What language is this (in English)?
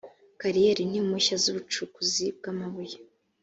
Kinyarwanda